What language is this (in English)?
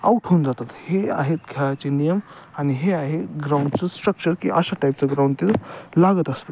Marathi